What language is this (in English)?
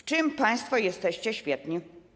Polish